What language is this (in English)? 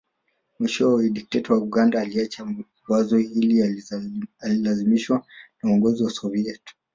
Swahili